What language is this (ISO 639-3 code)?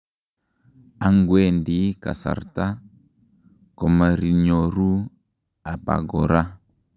kln